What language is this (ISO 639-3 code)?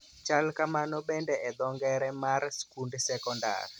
luo